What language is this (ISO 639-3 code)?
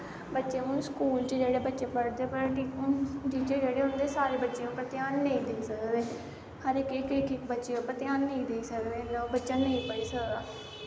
doi